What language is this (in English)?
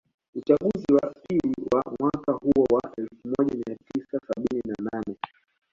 Swahili